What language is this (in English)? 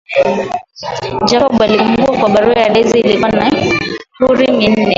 Swahili